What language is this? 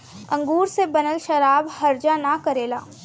Bhojpuri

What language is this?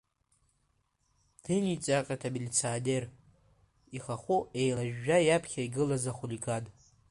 Abkhazian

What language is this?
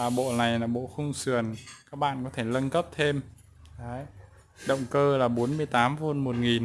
Vietnamese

